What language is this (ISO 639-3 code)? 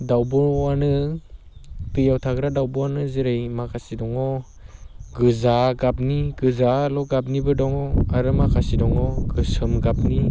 brx